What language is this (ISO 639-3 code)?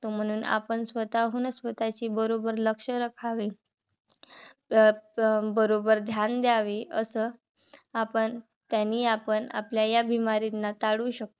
mar